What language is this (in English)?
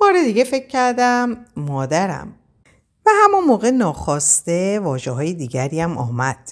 Persian